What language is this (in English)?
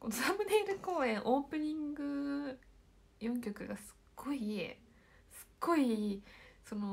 Japanese